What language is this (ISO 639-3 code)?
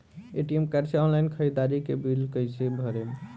bho